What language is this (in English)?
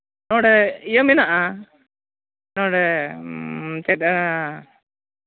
Santali